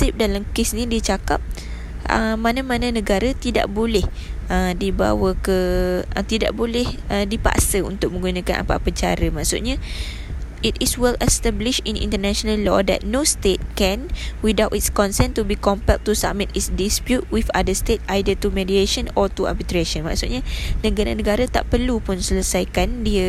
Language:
Malay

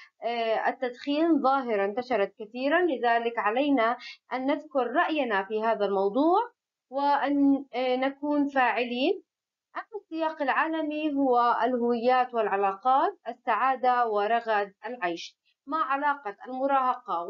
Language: Arabic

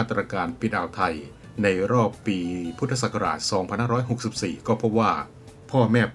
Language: Thai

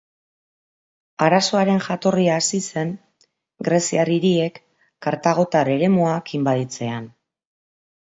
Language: Basque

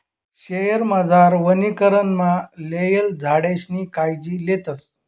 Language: Marathi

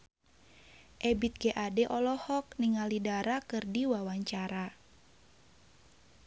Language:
Sundanese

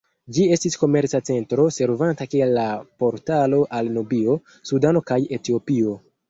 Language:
Esperanto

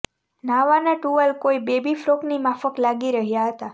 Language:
Gujarati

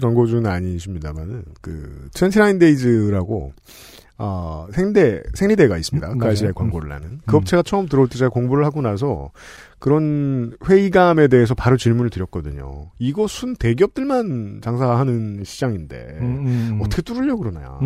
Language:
Korean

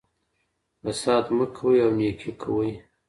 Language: Pashto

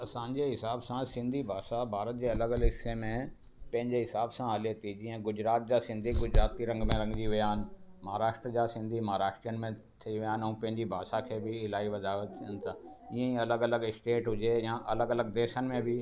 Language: Sindhi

